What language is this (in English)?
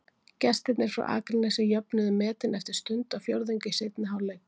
Icelandic